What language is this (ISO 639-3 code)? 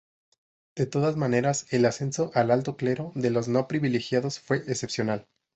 spa